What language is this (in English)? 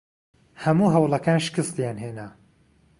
Central Kurdish